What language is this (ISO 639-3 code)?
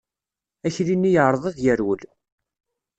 kab